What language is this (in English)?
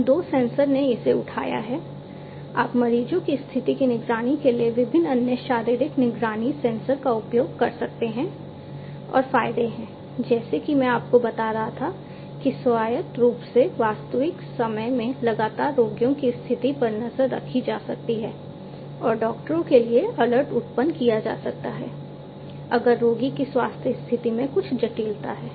Hindi